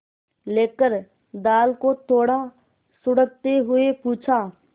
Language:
Hindi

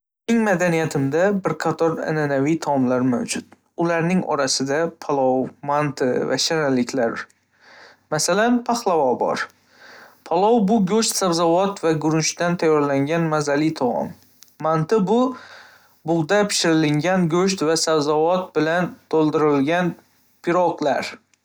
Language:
Uzbek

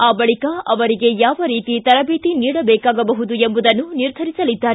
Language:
Kannada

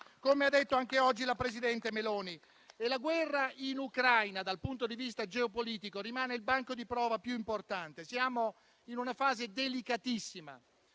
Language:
Italian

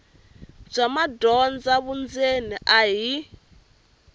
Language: Tsonga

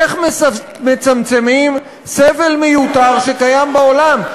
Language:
Hebrew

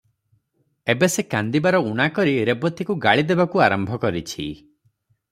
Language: Odia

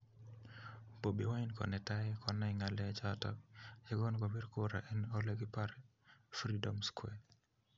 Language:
Kalenjin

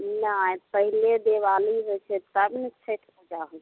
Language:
Maithili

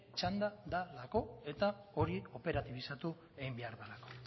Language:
Basque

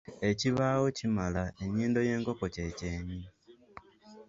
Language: Ganda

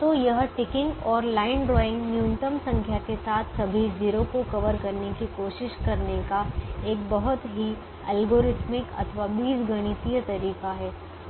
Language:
Hindi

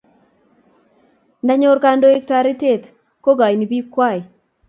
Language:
Kalenjin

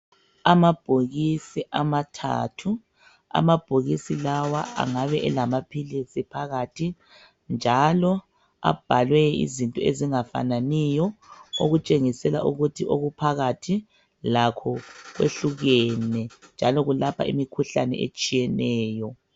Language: North Ndebele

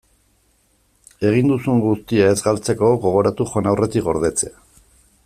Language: Basque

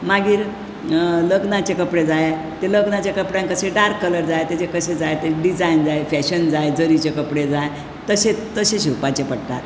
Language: Konkani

